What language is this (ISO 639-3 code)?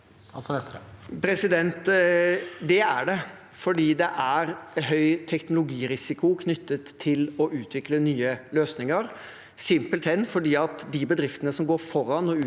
nor